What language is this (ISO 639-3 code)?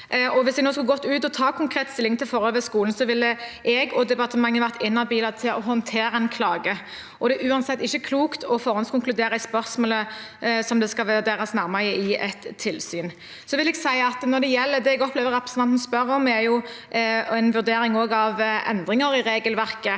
nor